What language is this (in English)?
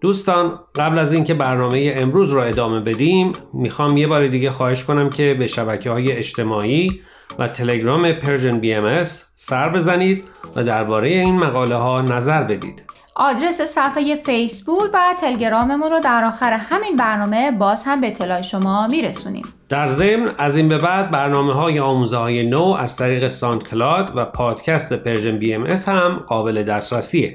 Persian